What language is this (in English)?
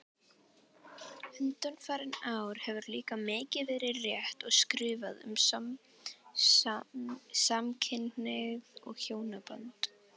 Icelandic